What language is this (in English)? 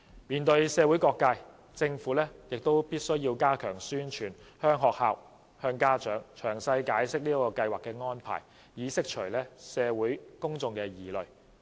Cantonese